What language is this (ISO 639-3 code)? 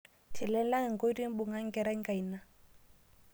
mas